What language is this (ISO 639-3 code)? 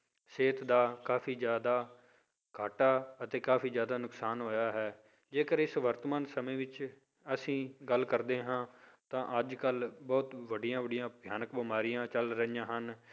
pan